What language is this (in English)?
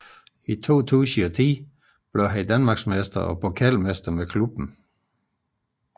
Danish